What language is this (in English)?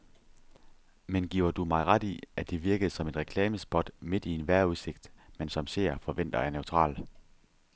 Danish